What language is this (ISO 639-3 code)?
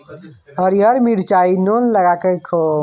mai